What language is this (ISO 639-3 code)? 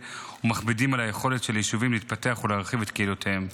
heb